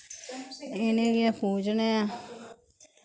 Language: Dogri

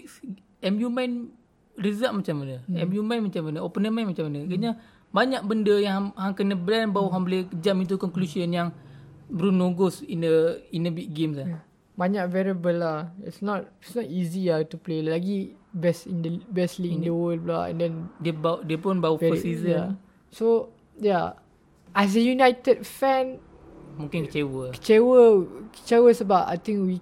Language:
Malay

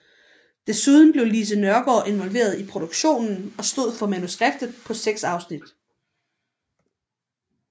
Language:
Danish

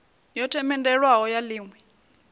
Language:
Venda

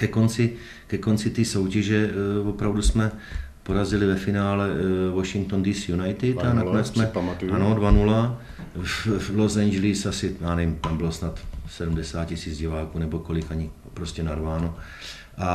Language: Czech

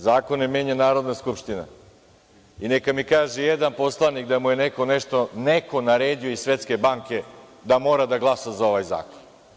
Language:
Serbian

